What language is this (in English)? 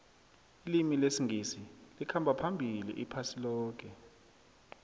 South Ndebele